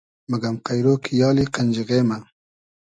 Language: Hazaragi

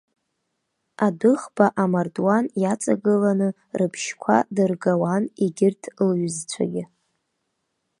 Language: Abkhazian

